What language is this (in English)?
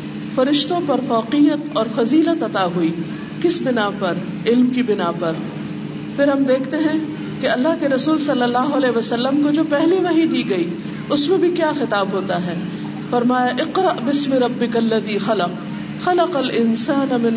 Urdu